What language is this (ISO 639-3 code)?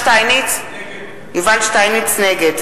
heb